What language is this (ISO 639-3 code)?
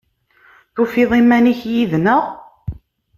kab